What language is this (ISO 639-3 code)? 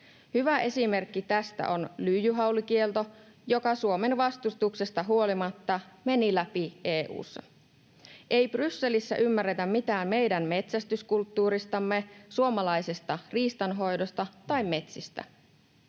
fin